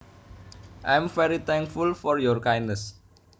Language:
Javanese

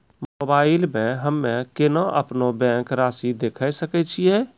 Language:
Maithili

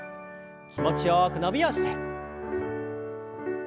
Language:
Japanese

